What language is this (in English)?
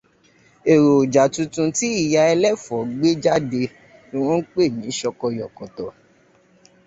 Yoruba